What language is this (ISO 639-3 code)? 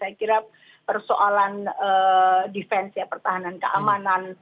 ind